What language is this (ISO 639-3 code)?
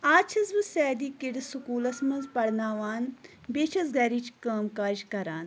kas